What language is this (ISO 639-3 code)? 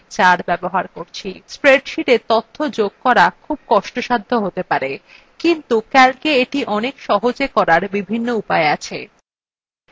ben